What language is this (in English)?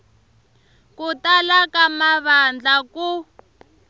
Tsonga